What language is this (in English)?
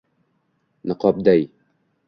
Uzbek